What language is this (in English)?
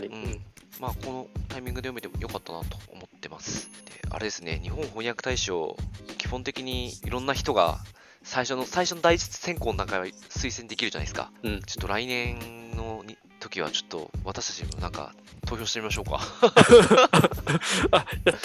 Japanese